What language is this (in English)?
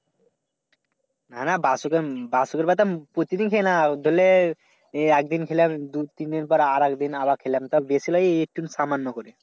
Bangla